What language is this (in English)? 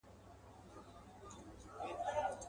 Pashto